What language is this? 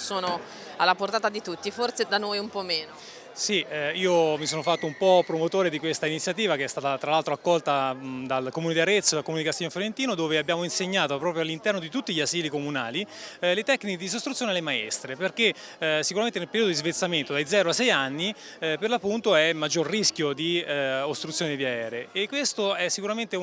Italian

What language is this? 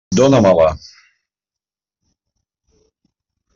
Catalan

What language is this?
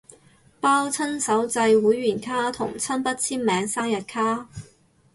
Cantonese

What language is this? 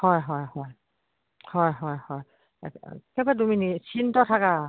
Assamese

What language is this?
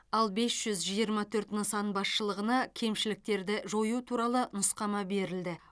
Kazakh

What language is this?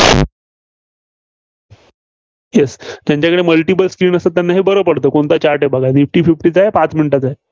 Marathi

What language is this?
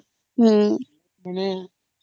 Odia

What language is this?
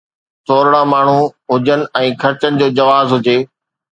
Sindhi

